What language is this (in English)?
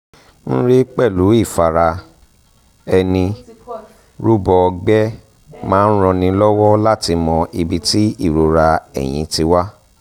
Yoruba